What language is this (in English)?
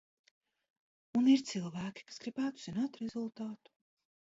Latvian